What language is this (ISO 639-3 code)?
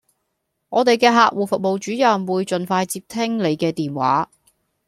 yue